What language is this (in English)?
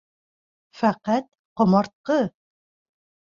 Bashkir